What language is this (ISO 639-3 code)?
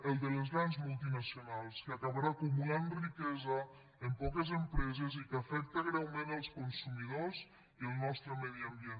cat